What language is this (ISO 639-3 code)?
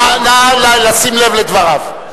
heb